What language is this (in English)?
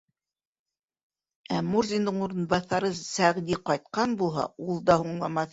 Bashkir